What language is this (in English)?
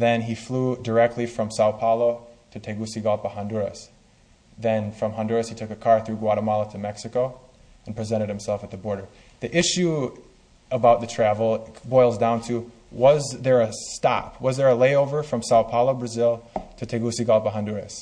English